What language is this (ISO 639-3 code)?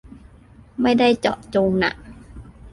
tha